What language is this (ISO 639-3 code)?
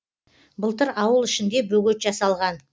kaz